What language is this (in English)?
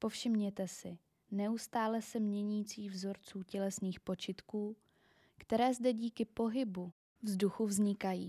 Czech